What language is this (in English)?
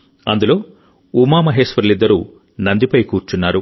Telugu